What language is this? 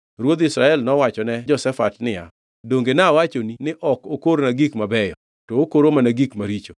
Luo (Kenya and Tanzania)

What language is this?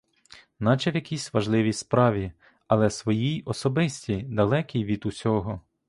Ukrainian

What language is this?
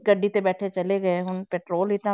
Punjabi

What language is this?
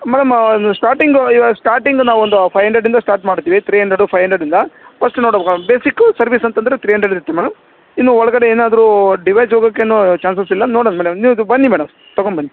Kannada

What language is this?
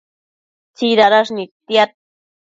Matsés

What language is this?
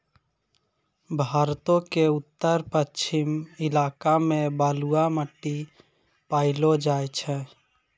Maithili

